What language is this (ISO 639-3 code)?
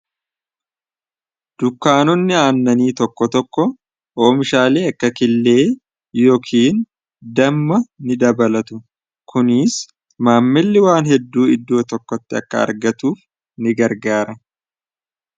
orm